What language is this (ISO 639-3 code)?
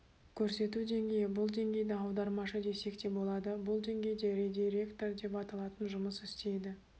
kaz